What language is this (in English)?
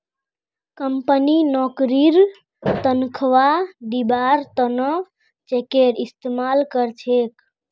Magahi